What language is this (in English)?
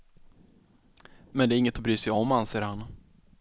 Swedish